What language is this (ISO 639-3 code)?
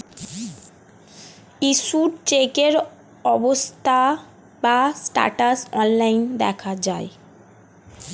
ben